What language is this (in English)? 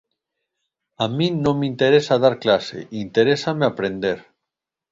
Galician